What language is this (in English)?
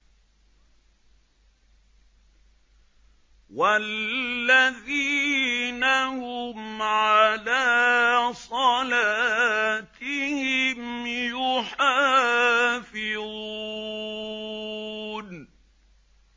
Arabic